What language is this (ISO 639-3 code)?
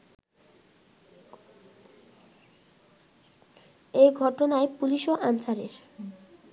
ben